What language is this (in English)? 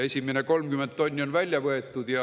Estonian